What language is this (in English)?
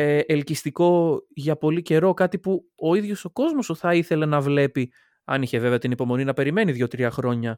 Greek